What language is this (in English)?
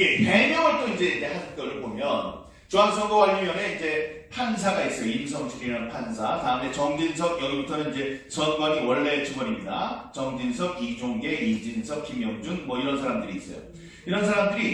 Korean